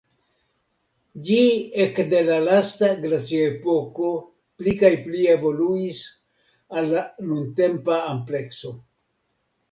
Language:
Esperanto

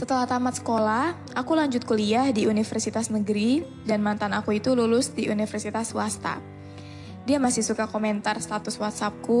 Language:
Indonesian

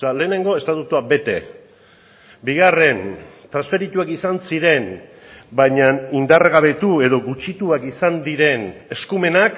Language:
Basque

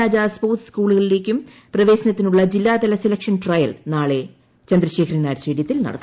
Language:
Malayalam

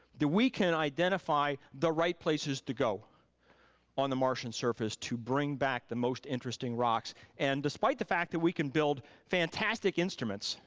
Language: English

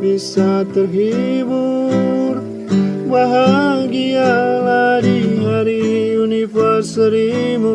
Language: Indonesian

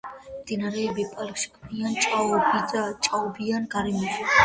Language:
Georgian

